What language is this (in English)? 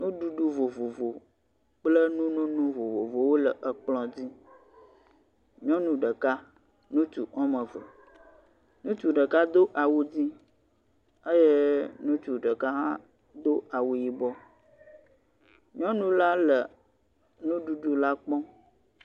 Ewe